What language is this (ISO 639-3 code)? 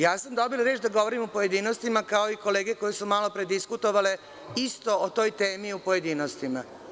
srp